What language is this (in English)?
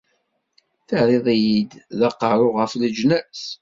Kabyle